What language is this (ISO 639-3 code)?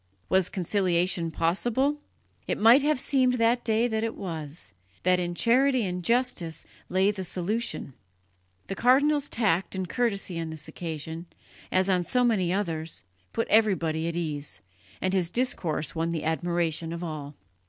eng